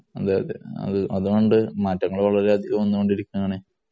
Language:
Malayalam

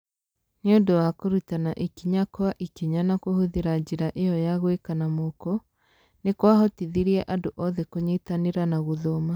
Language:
Kikuyu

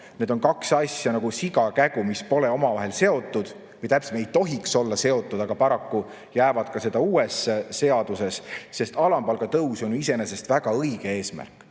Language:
Estonian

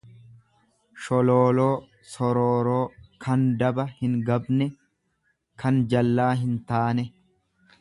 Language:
Oromo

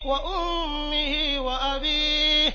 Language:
Arabic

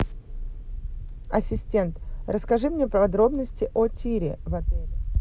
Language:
Russian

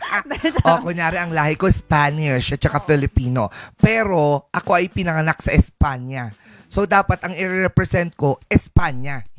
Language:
Filipino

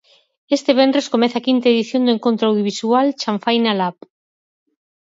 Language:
Galician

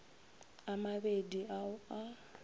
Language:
Northern Sotho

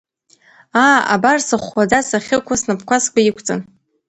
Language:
Abkhazian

